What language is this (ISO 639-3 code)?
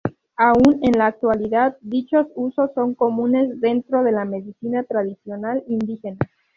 spa